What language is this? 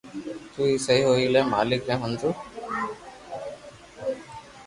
Loarki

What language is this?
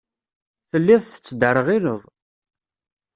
Kabyle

